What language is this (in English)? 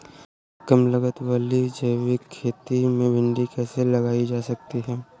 Hindi